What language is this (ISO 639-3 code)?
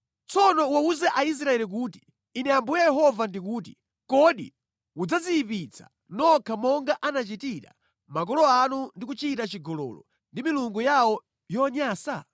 nya